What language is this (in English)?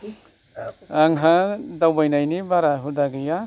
Bodo